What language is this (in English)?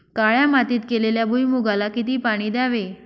Marathi